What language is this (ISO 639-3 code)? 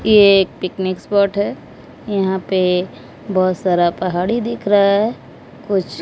hin